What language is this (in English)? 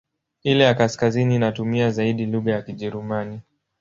Swahili